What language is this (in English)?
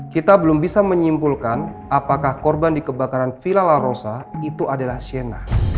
Indonesian